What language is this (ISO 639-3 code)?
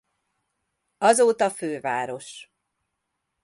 hun